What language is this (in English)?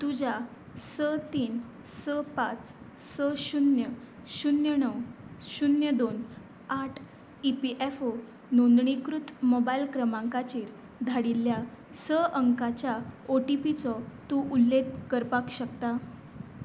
Konkani